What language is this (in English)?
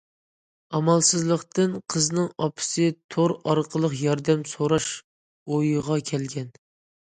Uyghur